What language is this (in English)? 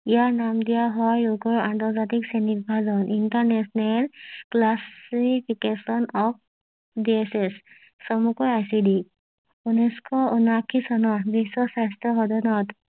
Assamese